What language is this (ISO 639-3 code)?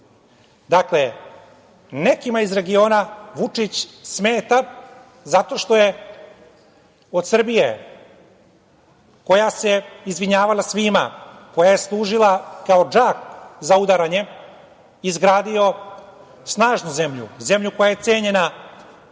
srp